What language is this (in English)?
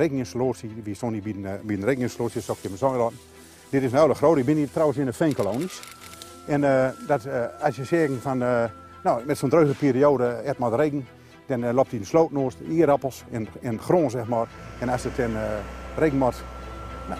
Dutch